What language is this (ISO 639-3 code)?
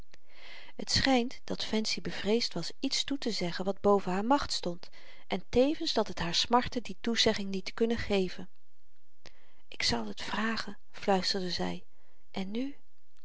nld